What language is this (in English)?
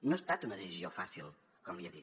Catalan